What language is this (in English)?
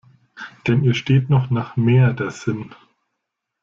German